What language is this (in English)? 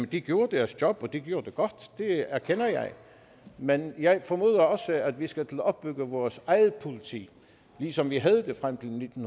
Danish